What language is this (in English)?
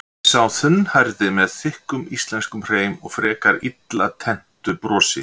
Icelandic